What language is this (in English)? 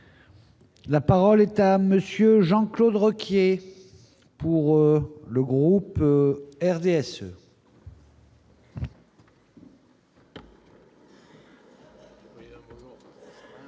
French